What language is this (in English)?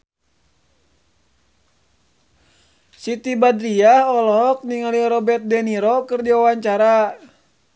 Sundanese